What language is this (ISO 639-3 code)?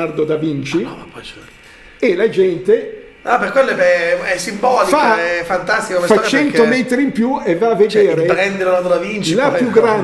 ita